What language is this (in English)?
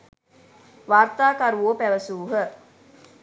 Sinhala